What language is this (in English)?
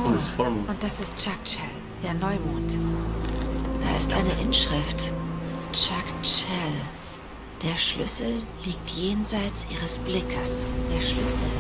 German